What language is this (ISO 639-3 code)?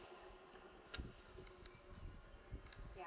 eng